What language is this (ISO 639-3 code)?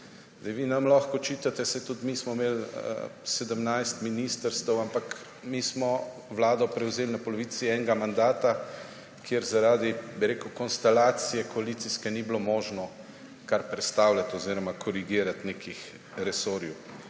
slv